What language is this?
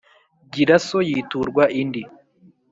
Kinyarwanda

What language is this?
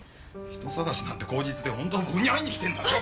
Japanese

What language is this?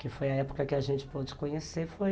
Portuguese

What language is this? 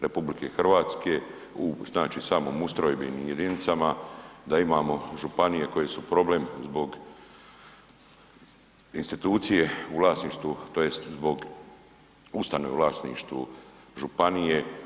Croatian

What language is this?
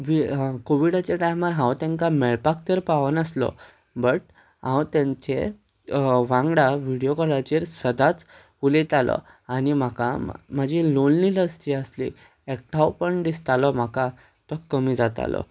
Konkani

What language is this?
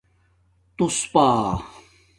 Domaaki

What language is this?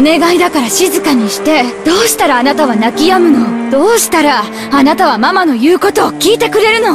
Japanese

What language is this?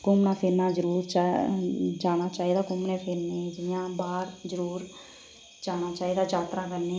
Dogri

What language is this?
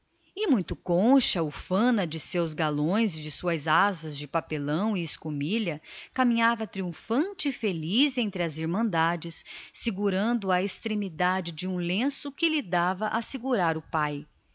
Portuguese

